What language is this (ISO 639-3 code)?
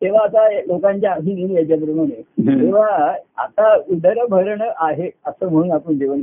mar